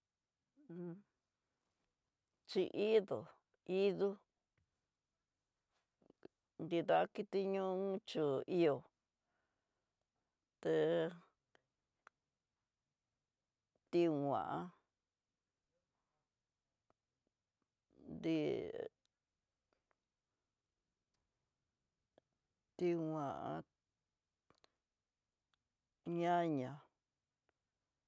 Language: Tidaá Mixtec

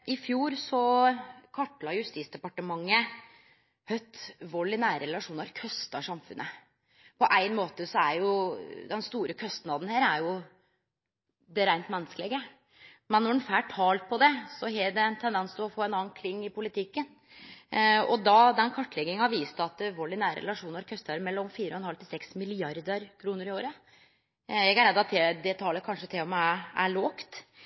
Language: Norwegian Nynorsk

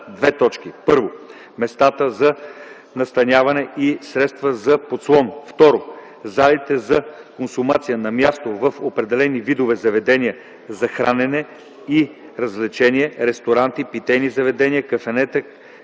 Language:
Bulgarian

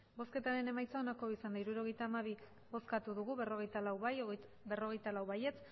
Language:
Basque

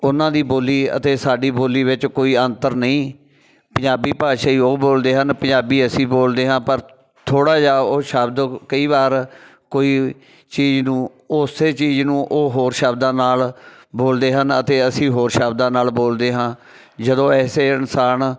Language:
Punjabi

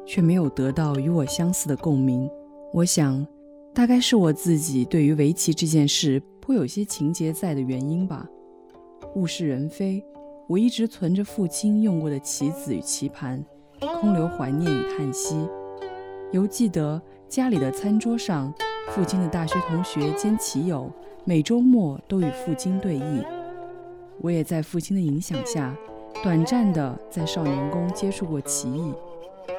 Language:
Chinese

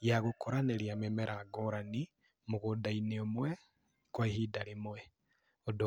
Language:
Kikuyu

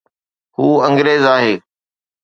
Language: Sindhi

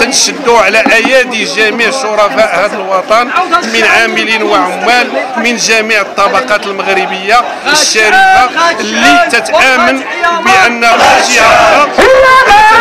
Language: Arabic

